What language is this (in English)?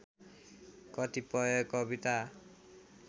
Nepali